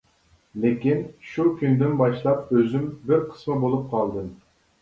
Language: Uyghur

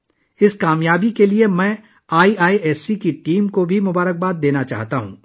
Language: Urdu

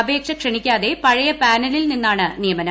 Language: Malayalam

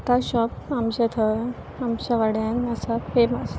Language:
Konkani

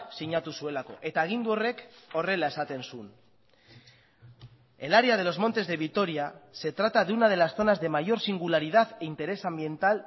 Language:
Spanish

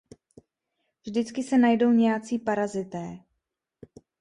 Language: Czech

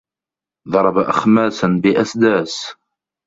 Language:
Arabic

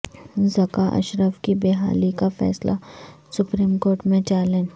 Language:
Urdu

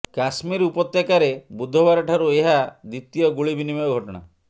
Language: Odia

